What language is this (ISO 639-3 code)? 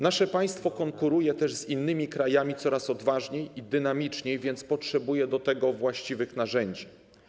pol